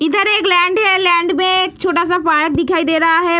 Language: Hindi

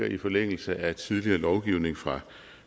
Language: Danish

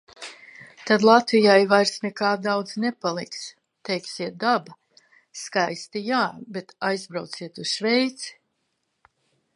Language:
Latvian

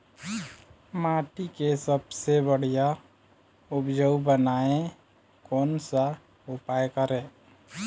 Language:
Chhattisgarhi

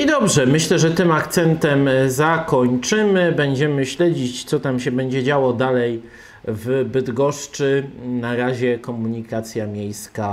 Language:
Polish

